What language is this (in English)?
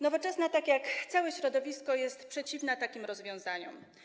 Polish